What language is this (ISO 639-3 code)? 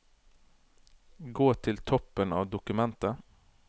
nor